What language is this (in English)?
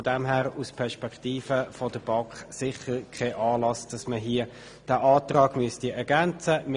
Swiss German